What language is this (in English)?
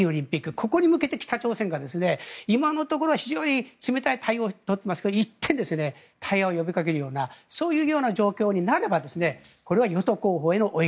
Japanese